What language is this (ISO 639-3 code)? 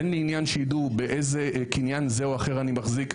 heb